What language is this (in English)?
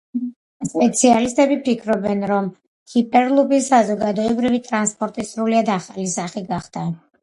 Georgian